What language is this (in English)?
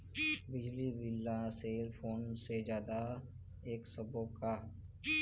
Chhattisgarhi